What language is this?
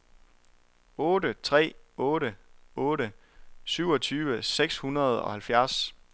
Danish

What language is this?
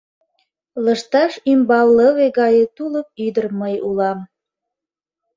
Mari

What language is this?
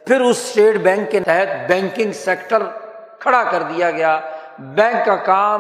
Urdu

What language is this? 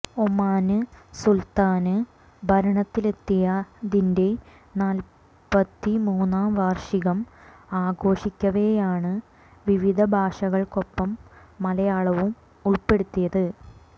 Malayalam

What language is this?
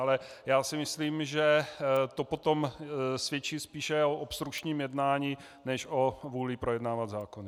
Czech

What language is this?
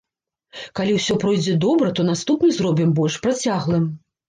Belarusian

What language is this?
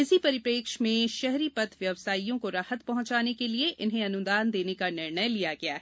Hindi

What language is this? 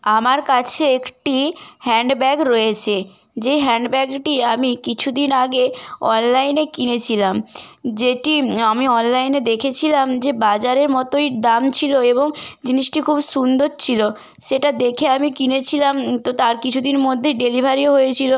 Bangla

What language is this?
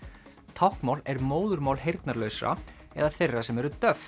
Icelandic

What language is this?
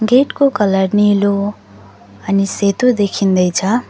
Nepali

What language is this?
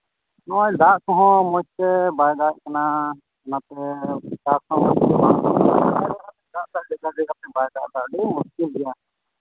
Santali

